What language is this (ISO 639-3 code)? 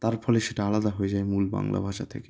ben